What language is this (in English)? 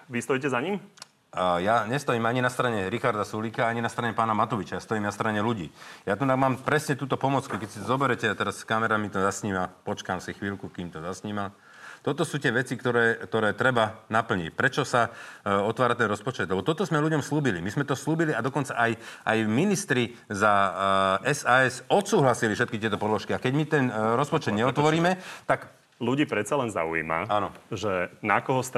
Slovak